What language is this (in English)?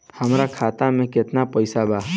Bhojpuri